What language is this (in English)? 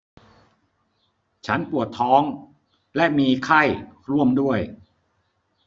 Thai